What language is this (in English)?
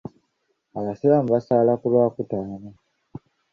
Ganda